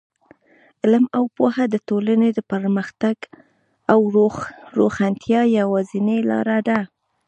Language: Pashto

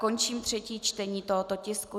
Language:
Czech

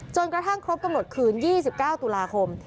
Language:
Thai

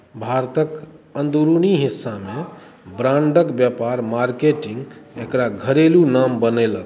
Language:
Maithili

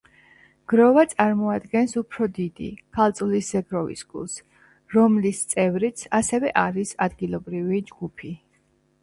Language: Georgian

